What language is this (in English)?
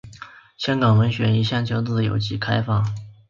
Chinese